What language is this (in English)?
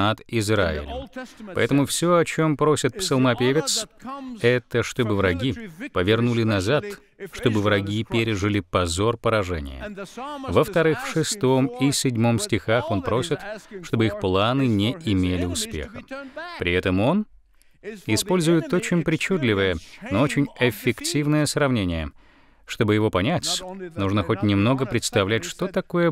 Russian